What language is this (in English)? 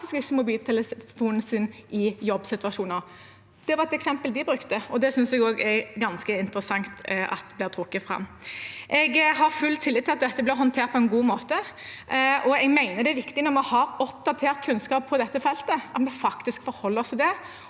Norwegian